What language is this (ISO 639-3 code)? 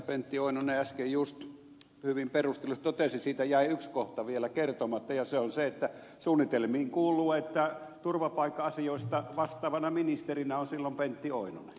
fin